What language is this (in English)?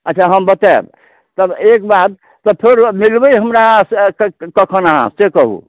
Maithili